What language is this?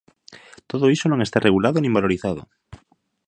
Galician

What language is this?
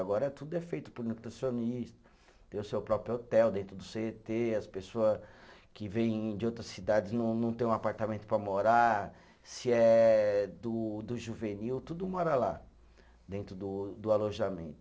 Portuguese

